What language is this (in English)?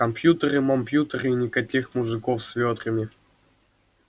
Russian